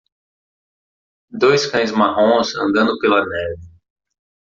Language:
Portuguese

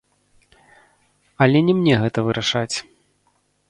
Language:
Belarusian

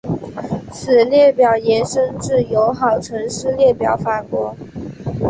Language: Chinese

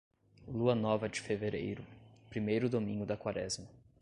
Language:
Portuguese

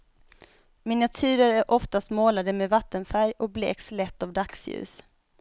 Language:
Swedish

